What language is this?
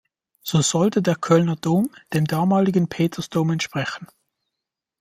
German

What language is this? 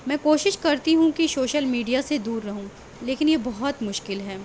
Urdu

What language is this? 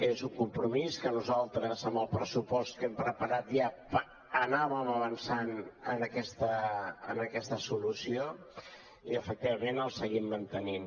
Catalan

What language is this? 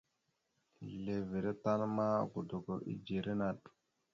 Mada (Cameroon)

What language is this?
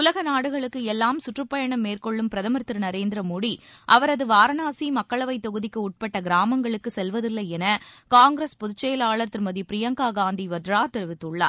Tamil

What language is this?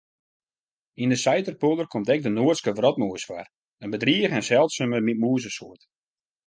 Western Frisian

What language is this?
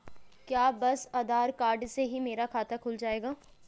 Hindi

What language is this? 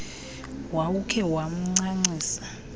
Xhosa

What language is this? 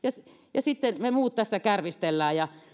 Finnish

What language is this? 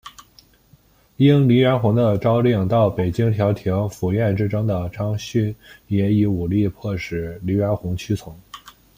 Chinese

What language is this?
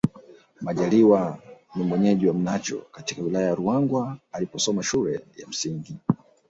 Swahili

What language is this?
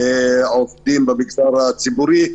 Hebrew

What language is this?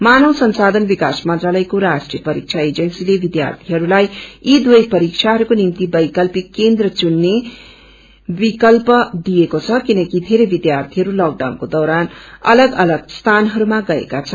Nepali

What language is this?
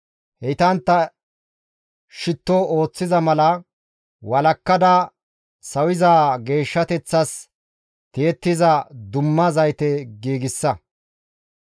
Gamo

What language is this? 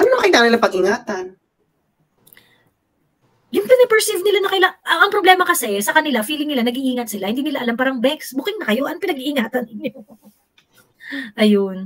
Filipino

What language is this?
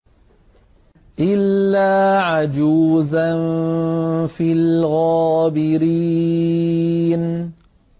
Arabic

